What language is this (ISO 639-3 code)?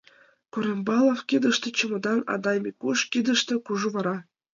chm